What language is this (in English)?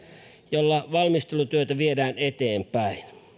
Finnish